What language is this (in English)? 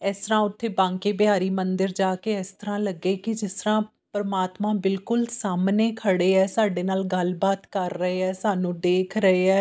Punjabi